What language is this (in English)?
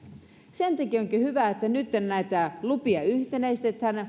Finnish